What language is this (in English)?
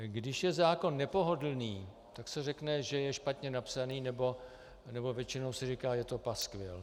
Czech